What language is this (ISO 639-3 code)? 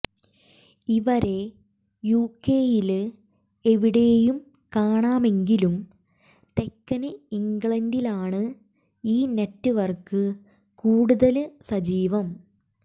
mal